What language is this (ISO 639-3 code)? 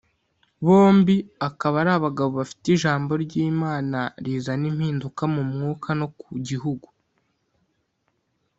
kin